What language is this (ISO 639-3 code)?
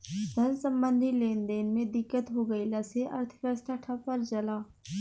bho